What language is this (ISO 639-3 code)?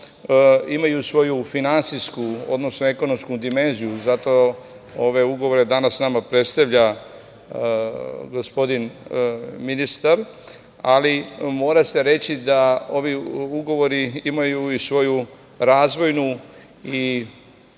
srp